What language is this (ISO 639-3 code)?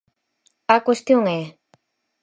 glg